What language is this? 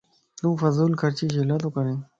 Lasi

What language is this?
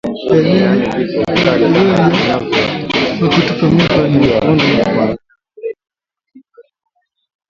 Swahili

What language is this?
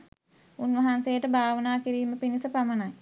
Sinhala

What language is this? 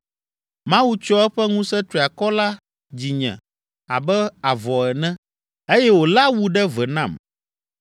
Ewe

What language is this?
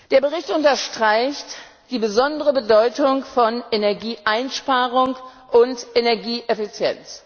German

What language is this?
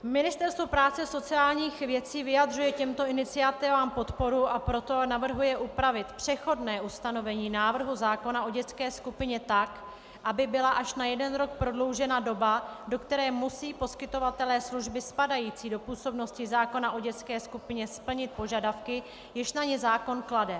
Czech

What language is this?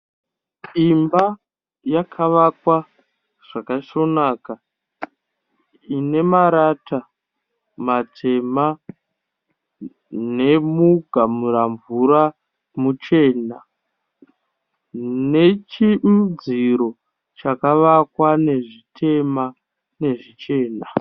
Shona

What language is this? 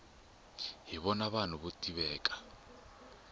Tsonga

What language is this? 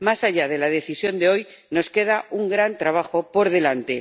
Spanish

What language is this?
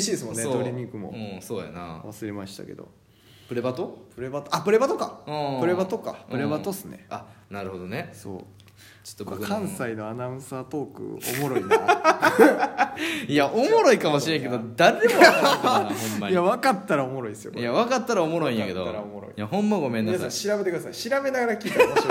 Japanese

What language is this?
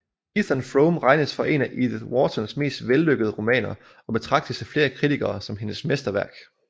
Danish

